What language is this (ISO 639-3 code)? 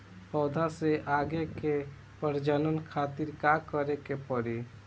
bho